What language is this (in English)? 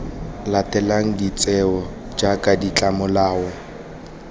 Tswana